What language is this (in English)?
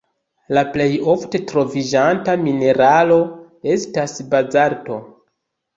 Esperanto